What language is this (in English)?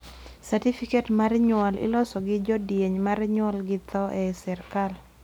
Luo (Kenya and Tanzania)